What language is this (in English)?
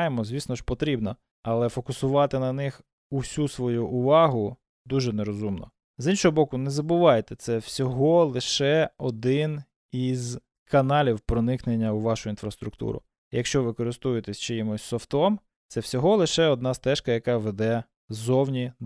Ukrainian